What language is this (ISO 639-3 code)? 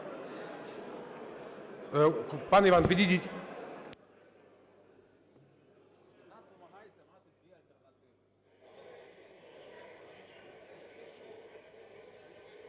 ukr